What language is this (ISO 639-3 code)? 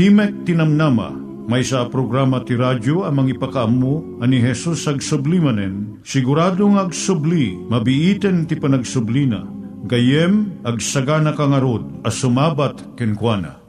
fil